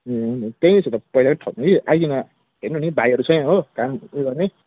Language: Nepali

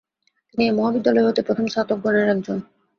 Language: Bangla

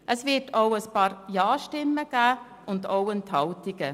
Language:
Swiss German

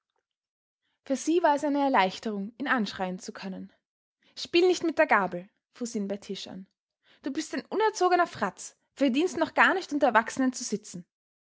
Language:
German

